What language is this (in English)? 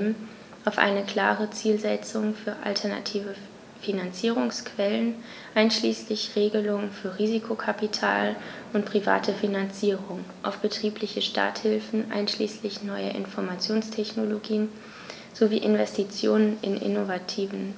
German